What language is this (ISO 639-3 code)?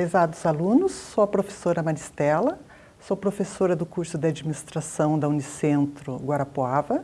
por